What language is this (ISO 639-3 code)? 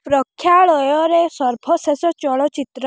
ori